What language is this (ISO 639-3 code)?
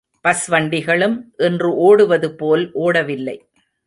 tam